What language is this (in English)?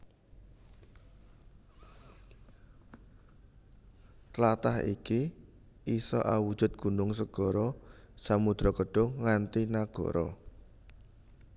Javanese